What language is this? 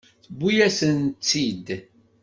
Kabyle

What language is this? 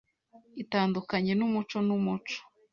Kinyarwanda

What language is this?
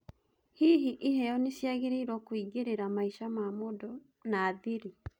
Kikuyu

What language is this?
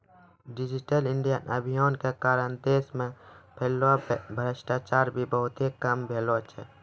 Maithili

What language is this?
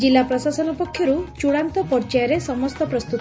Odia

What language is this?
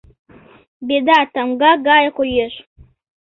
Mari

